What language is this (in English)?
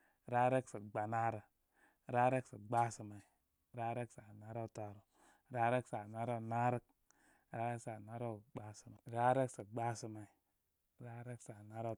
Koma